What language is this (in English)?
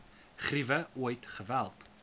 Afrikaans